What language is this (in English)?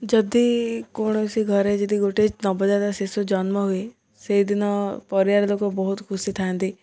Odia